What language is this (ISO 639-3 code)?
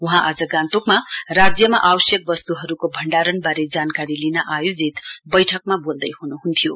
nep